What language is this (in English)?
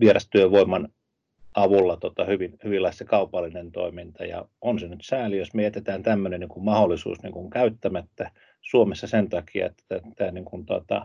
Finnish